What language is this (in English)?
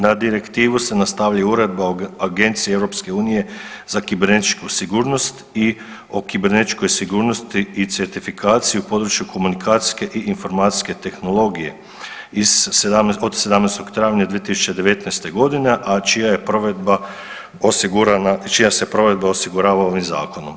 Croatian